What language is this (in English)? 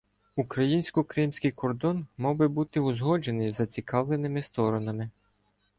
Ukrainian